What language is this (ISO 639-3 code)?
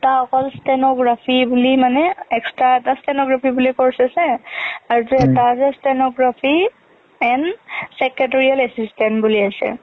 asm